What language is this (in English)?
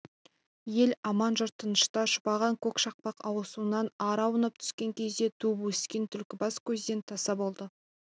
Kazakh